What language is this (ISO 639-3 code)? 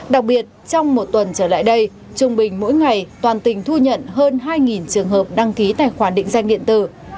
vie